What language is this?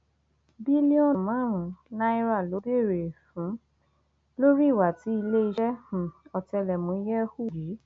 Yoruba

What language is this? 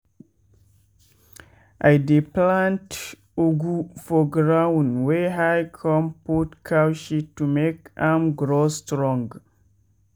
Nigerian Pidgin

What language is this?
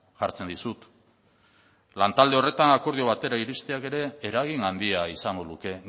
Basque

